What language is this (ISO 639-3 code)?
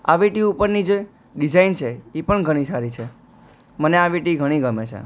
guj